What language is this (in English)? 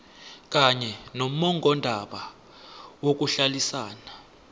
South Ndebele